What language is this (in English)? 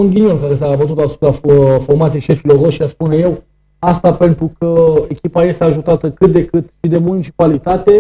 Romanian